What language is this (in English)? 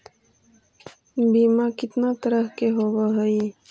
Magahi